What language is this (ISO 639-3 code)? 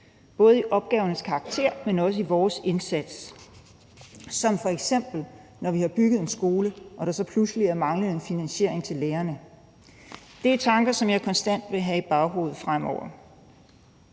dan